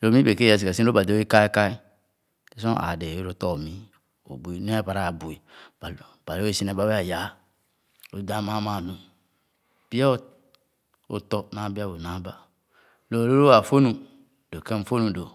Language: Khana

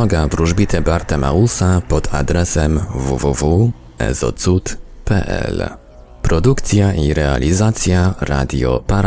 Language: Polish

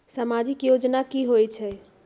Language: Magahi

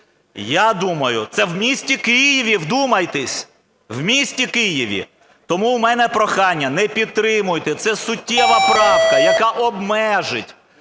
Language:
Ukrainian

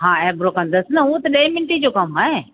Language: Sindhi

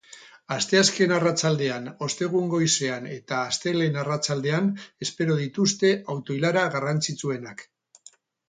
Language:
Basque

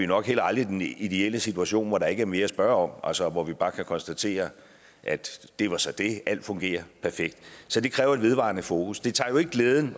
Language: Danish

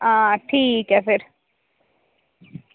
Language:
Dogri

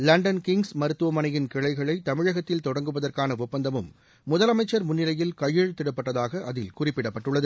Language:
Tamil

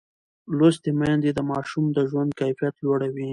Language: Pashto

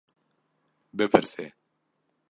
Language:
Kurdish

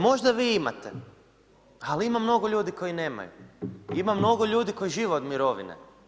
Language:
Croatian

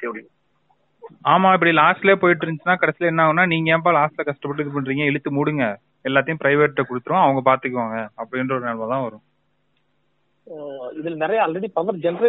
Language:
Tamil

